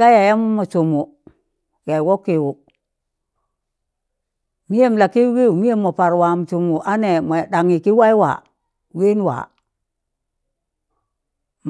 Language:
Tangale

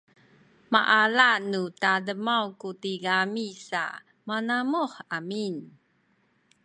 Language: Sakizaya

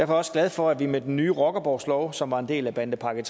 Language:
Danish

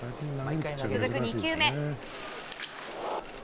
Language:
Japanese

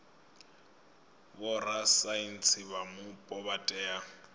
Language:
Venda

